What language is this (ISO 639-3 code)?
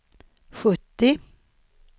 swe